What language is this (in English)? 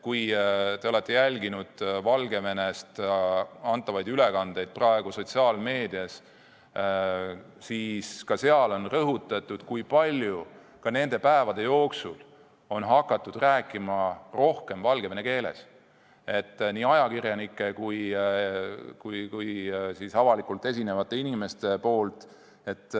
Estonian